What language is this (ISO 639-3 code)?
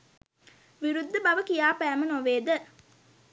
sin